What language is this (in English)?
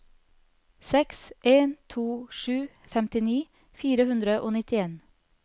Norwegian